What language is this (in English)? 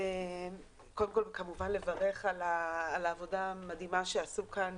Hebrew